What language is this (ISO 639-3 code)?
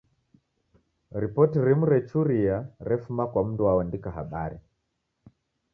dav